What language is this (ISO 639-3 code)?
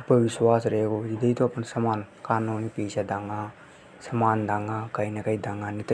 hoj